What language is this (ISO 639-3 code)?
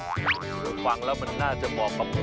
tha